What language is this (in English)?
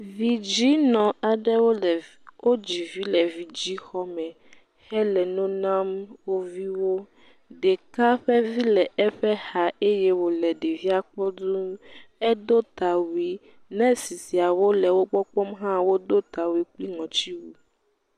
Ewe